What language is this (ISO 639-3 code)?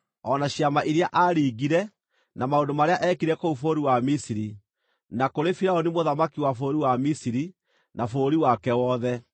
kik